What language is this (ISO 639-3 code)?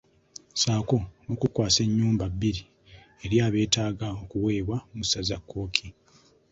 lug